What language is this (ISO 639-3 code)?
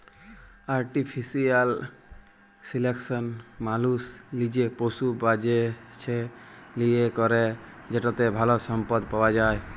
ben